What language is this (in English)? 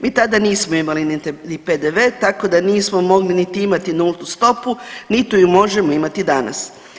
Croatian